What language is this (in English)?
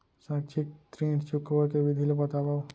Chhattisgarhi